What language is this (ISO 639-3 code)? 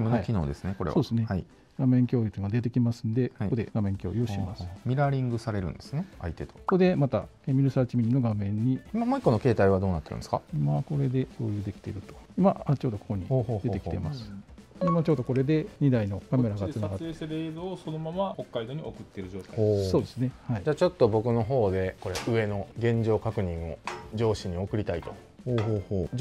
jpn